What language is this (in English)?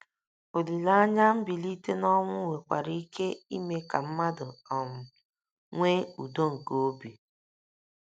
Igbo